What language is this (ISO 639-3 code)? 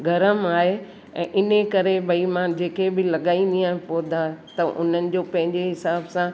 snd